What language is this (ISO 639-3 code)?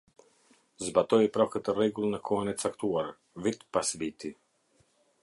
sqi